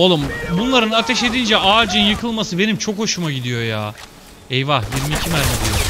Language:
Turkish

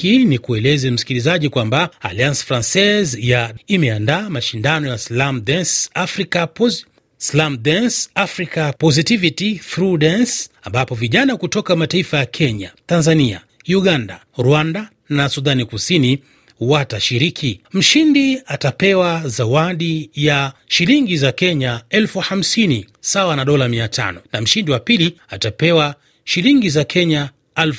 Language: Swahili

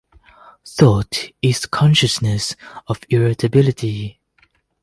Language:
English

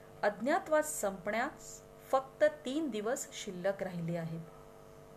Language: Marathi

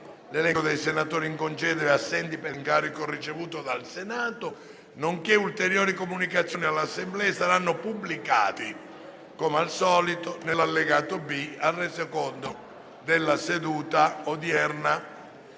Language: Italian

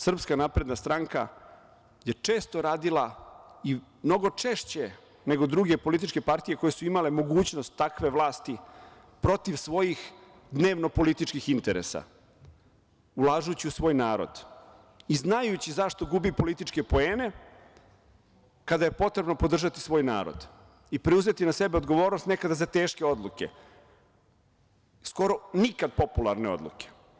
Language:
Serbian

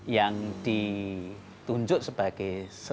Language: Indonesian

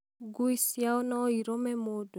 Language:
Kikuyu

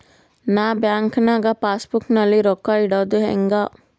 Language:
Kannada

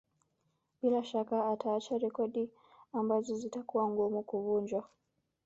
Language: Swahili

